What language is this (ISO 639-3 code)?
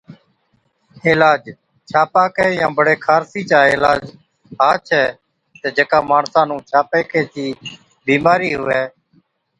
odk